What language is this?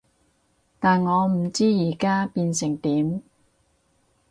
Cantonese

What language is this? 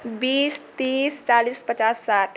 Maithili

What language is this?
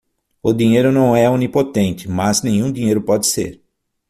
Portuguese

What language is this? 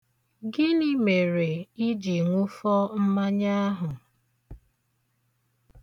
Igbo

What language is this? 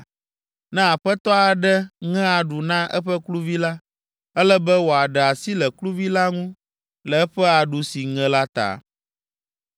Ewe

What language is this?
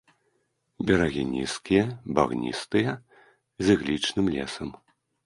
Belarusian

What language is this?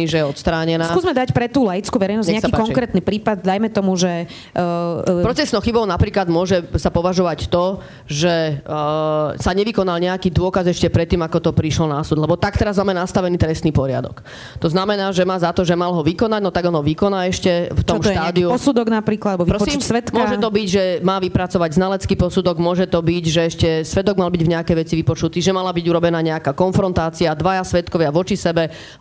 Slovak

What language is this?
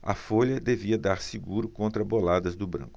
Portuguese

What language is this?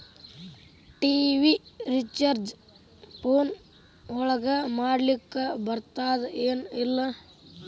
Kannada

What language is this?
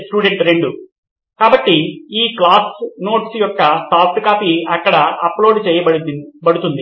Telugu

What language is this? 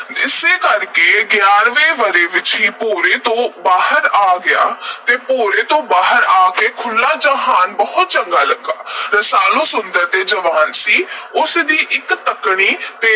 Punjabi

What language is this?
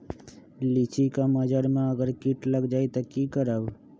Magahi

